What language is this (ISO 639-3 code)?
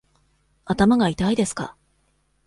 jpn